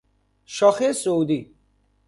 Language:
Persian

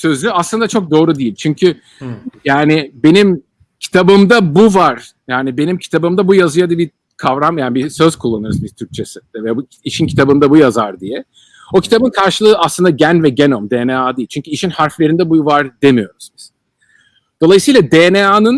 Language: Turkish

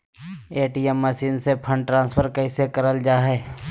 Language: Magahi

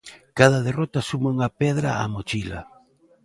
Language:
Galician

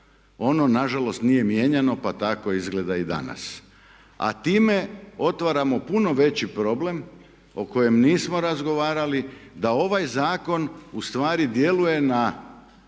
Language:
Croatian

